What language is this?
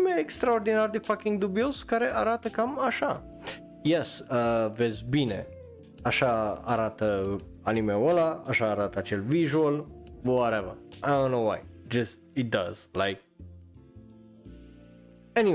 Romanian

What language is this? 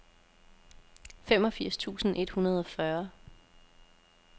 Danish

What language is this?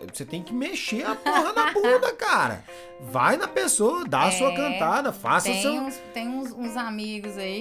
Portuguese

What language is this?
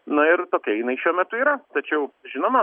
Lithuanian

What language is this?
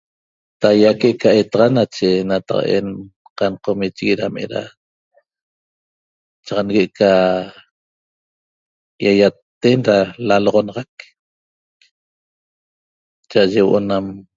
Toba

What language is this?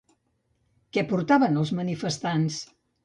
Catalan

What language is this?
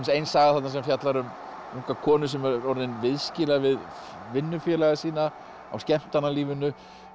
Icelandic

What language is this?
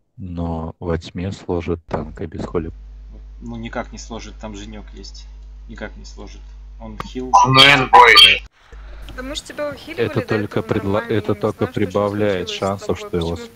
Russian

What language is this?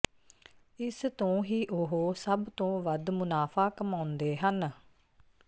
Punjabi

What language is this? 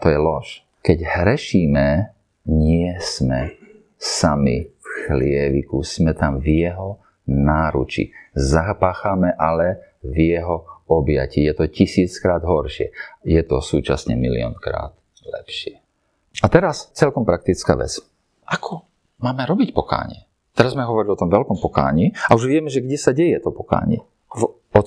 Slovak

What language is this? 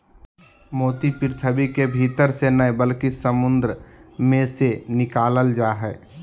Magahi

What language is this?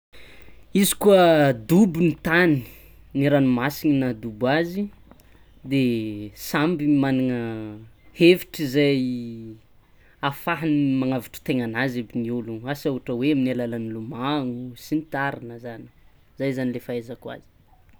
Tsimihety Malagasy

